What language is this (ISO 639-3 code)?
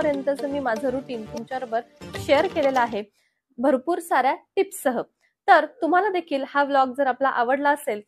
mar